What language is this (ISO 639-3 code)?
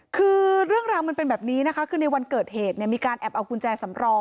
tha